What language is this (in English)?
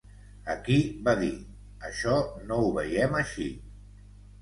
Catalan